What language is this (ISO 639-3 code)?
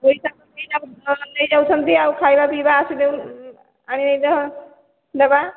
ori